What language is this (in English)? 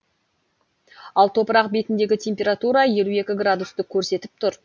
Kazakh